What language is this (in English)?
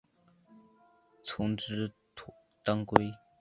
Chinese